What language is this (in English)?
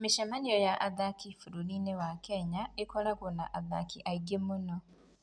Kikuyu